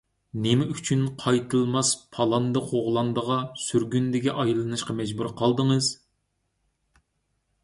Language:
Uyghur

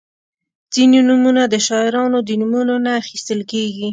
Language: Pashto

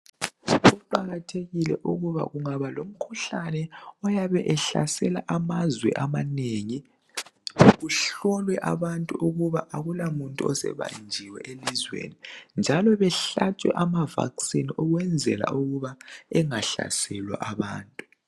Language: North Ndebele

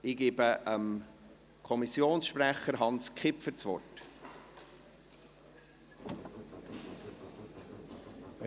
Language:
Swiss German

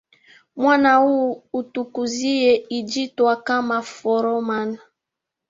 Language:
Swahili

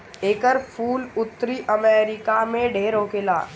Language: Bhojpuri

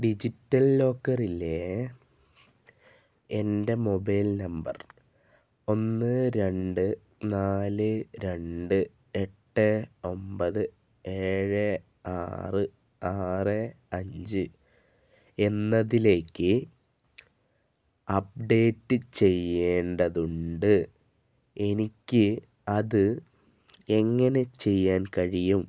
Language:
Malayalam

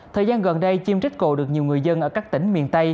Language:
Vietnamese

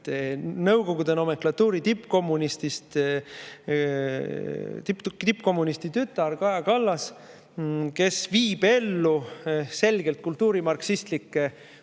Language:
Estonian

